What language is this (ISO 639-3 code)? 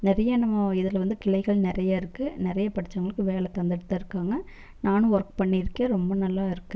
tam